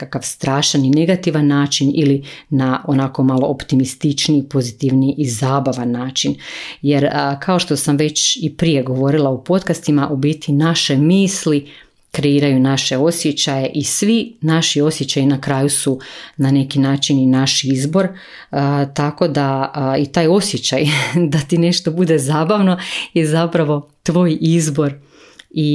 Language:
Croatian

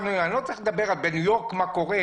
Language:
Hebrew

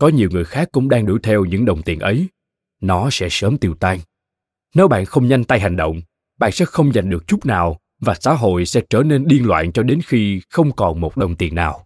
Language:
Vietnamese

